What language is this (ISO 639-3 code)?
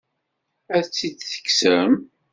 kab